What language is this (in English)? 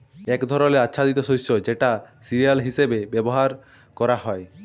Bangla